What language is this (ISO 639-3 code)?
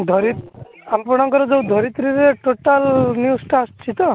ori